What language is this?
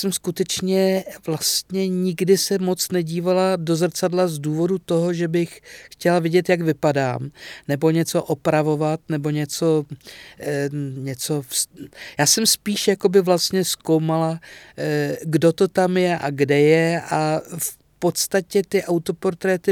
Czech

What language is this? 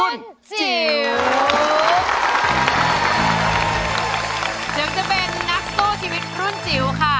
Thai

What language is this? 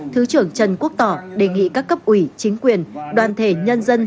Vietnamese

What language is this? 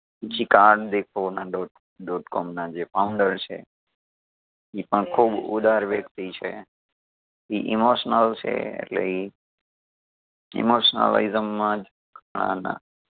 Gujarati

